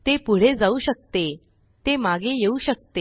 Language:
Marathi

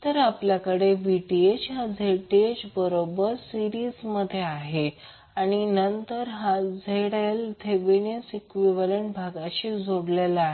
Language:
Marathi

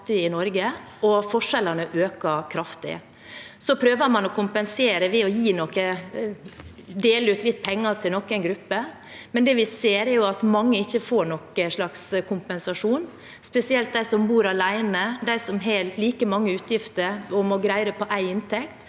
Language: Norwegian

